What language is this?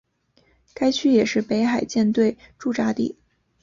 Chinese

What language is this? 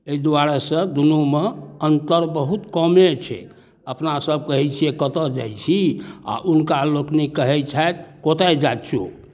Maithili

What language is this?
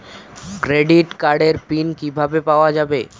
Bangla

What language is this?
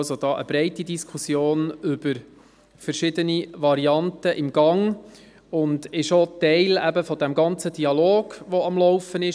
Swiss German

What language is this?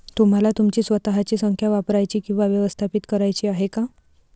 Marathi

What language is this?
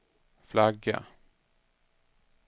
Swedish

